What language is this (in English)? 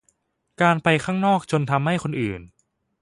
Thai